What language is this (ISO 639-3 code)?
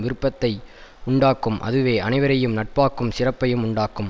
tam